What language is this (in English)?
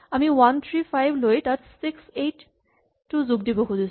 Assamese